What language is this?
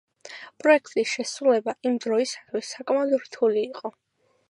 Georgian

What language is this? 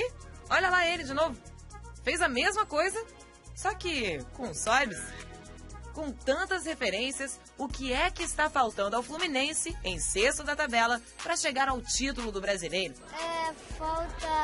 Portuguese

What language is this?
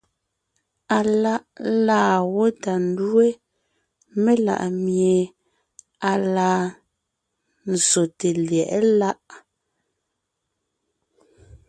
Ngiemboon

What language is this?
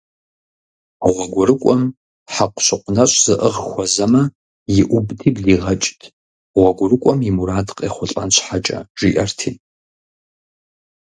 Kabardian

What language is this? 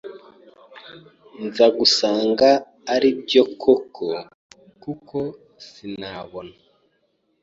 Kinyarwanda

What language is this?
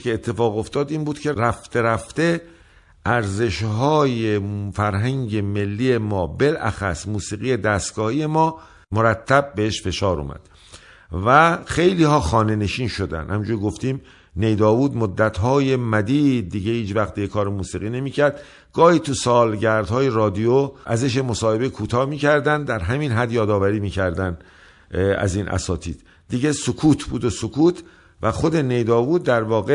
Persian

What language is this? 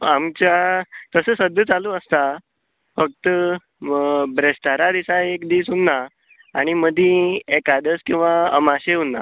Konkani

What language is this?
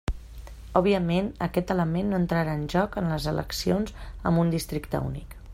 Catalan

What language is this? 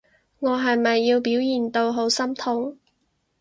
Cantonese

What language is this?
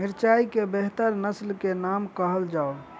Maithili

